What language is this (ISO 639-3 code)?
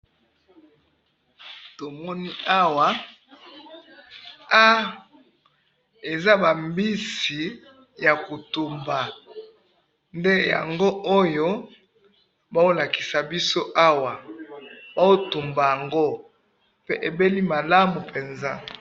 lin